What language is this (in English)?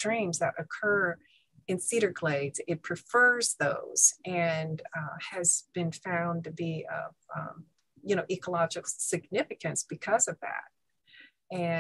English